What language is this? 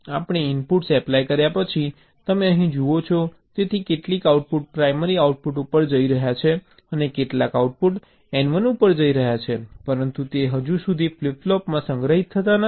Gujarati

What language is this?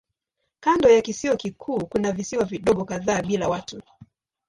Swahili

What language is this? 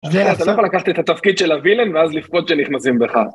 Hebrew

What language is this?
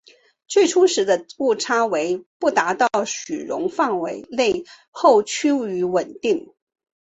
Chinese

